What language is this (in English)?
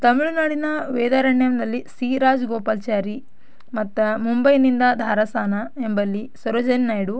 Kannada